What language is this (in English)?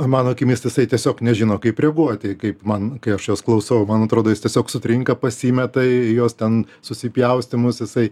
Lithuanian